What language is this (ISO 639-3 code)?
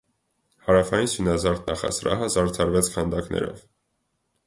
hye